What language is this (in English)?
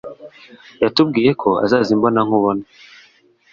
Kinyarwanda